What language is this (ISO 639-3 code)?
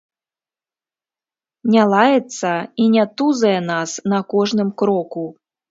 bel